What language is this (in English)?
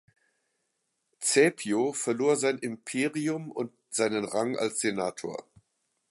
German